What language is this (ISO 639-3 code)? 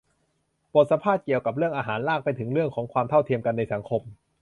tha